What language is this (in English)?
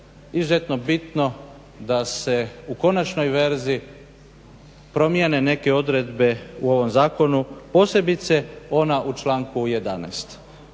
Croatian